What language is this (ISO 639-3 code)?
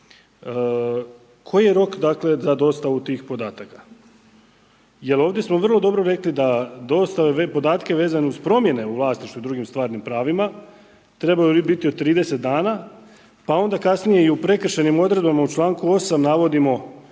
hrv